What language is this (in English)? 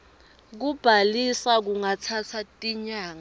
Swati